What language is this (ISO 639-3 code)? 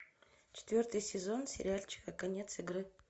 rus